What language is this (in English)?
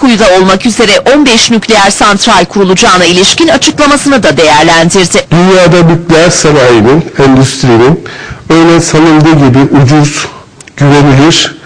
Turkish